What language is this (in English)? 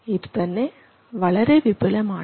Malayalam